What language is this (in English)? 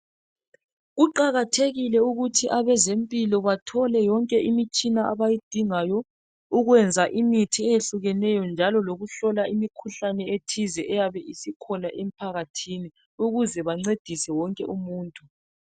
North Ndebele